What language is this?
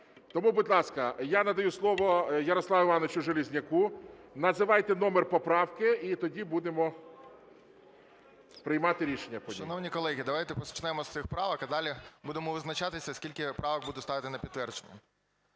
Ukrainian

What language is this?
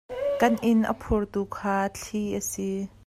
Hakha Chin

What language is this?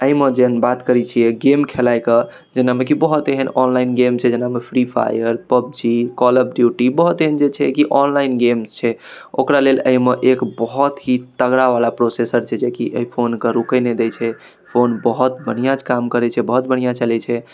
Maithili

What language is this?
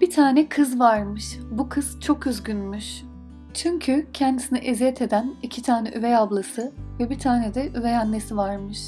Turkish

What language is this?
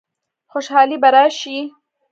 Pashto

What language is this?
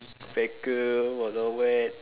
English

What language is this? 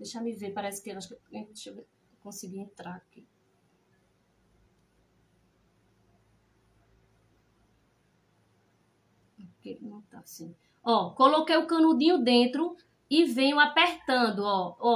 Portuguese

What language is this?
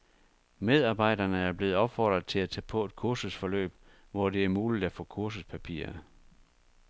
Danish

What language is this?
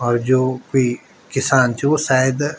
Garhwali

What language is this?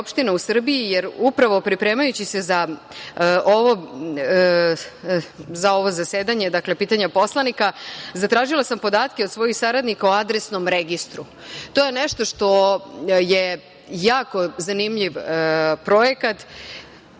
Serbian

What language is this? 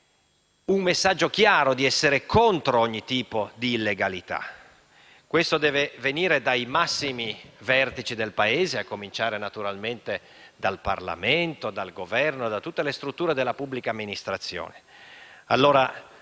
Italian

